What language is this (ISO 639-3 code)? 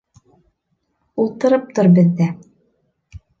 bak